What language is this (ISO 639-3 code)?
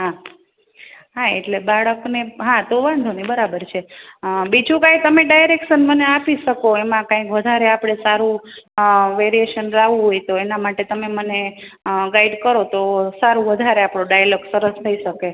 guj